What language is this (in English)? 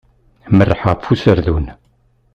Kabyle